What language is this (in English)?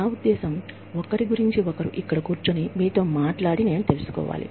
Telugu